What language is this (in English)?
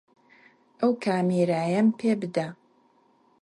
Central Kurdish